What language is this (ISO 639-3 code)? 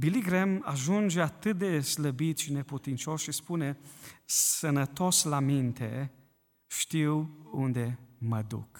ron